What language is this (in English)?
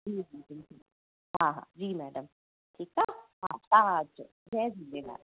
Sindhi